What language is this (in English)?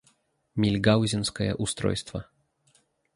Russian